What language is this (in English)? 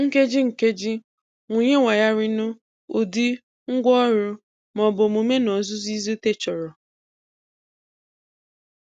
Igbo